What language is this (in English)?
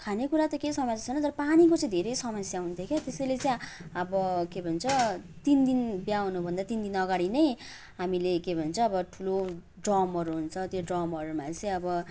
Nepali